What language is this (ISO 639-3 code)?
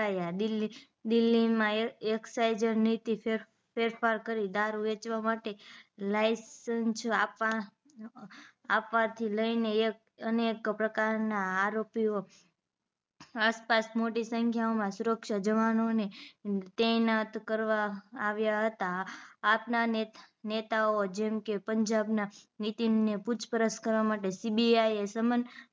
guj